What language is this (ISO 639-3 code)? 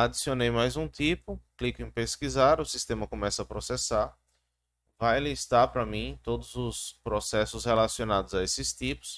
por